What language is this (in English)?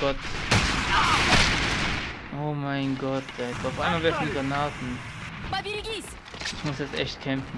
German